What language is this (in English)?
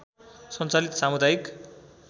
Nepali